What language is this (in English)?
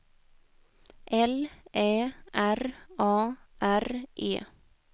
Swedish